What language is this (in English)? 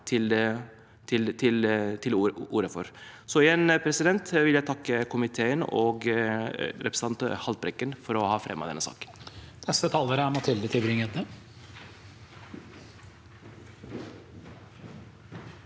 Norwegian